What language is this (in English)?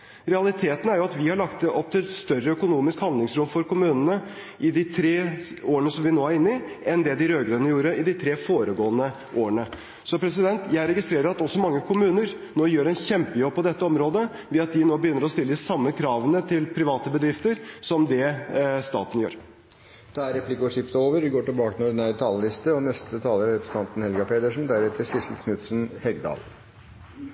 Norwegian